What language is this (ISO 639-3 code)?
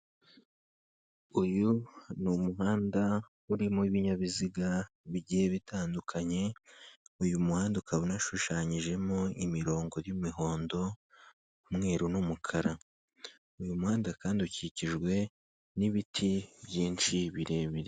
kin